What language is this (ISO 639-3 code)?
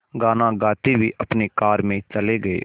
hin